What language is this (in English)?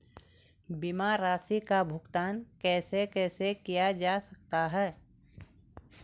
Hindi